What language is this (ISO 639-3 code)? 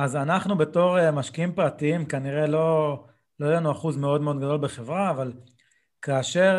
heb